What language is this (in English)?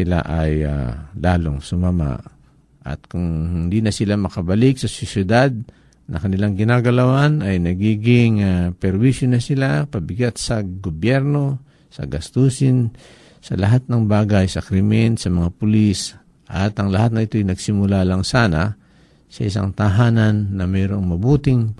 Filipino